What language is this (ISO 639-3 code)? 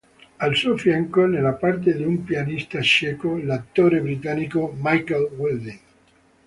ita